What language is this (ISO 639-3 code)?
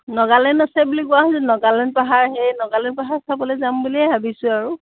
asm